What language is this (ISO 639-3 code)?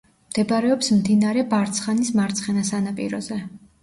kat